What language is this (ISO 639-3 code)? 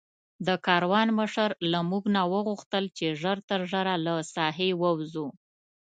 pus